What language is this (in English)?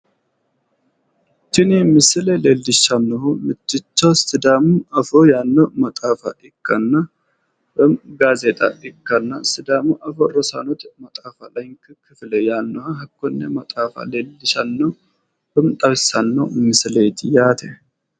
Sidamo